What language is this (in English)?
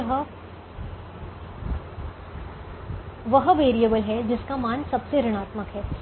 Hindi